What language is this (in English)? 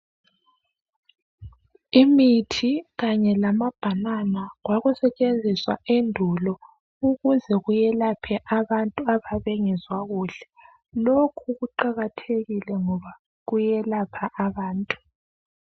North Ndebele